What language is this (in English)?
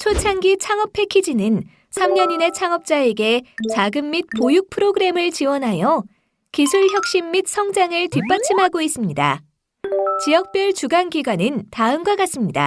Korean